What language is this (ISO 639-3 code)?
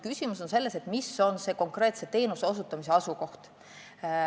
est